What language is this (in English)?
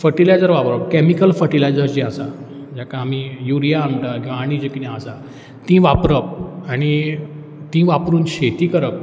Konkani